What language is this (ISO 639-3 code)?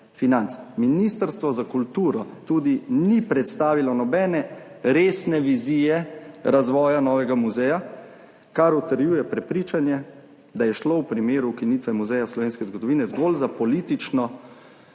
slv